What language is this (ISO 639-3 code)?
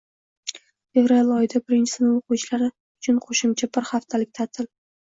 uzb